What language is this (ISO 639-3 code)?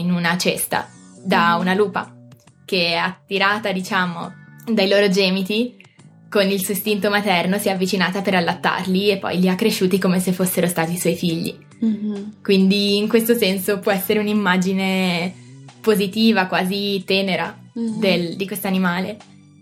ita